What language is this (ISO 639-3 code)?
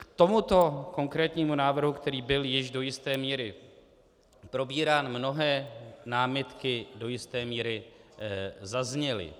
ces